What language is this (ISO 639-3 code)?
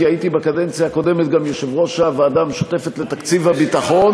heb